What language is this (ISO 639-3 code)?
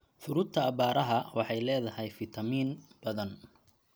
som